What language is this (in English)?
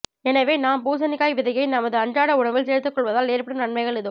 Tamil